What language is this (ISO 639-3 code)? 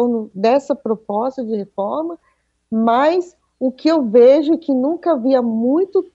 por